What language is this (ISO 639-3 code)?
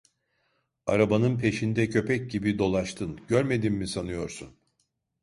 tur